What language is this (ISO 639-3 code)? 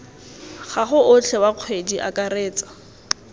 tsn